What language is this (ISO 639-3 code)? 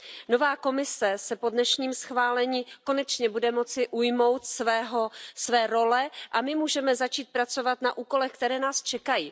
ces